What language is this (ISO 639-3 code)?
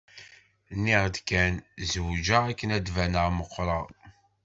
kab